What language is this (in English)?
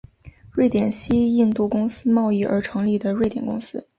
Chinese